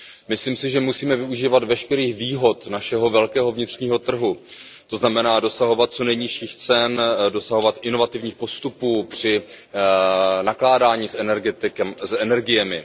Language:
Czech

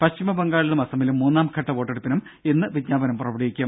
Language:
Malayalam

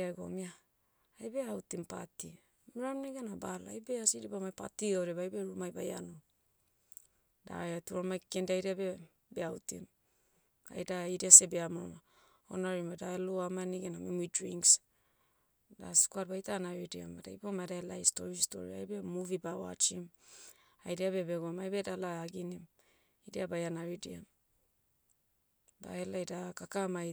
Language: Motu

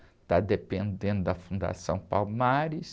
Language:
Portuguese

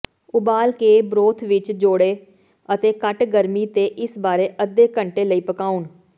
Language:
Punjabi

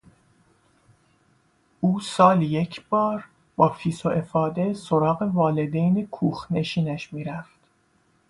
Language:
Persian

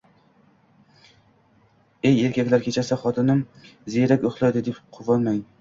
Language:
Uzbek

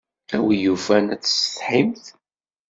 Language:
Kabyle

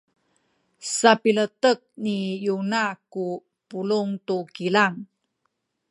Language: Sakizaya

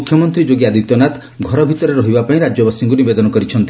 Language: Odia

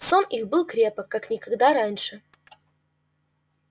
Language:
Russian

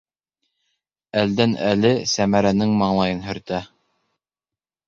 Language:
Bashkir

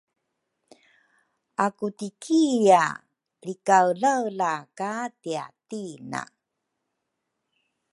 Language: Rukai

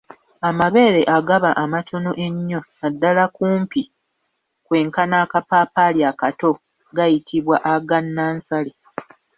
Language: Ganda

